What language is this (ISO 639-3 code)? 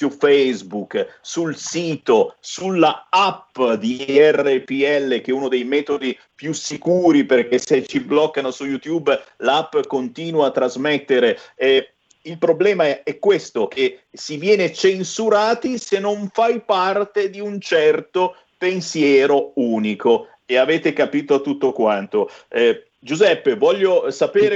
ita